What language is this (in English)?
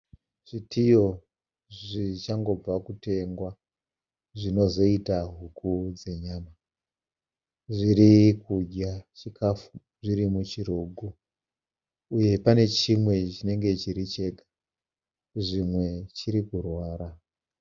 Shona